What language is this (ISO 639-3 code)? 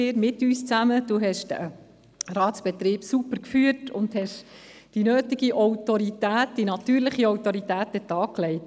gsw